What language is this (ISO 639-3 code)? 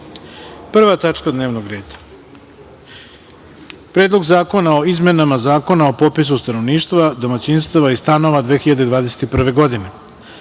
srp